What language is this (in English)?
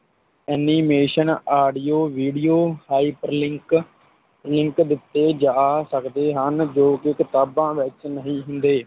Punjabi